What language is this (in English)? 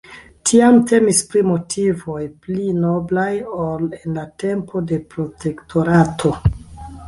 Esperanto